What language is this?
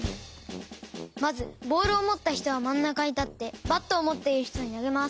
Japanese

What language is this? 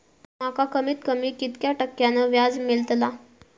Marathi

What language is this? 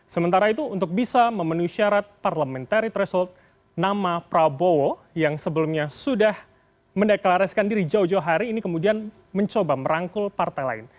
Indonesian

